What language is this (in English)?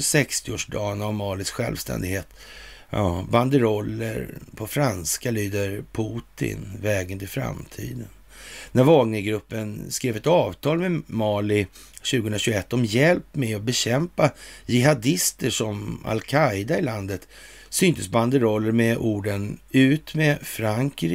Swedish